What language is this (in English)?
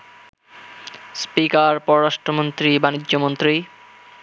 Bangla